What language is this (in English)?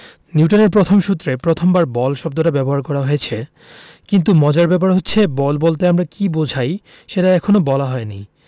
Bangla